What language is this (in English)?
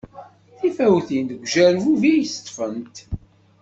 Kabyle